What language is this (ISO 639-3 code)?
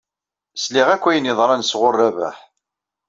kab